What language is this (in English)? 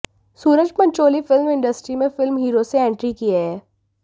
Hindi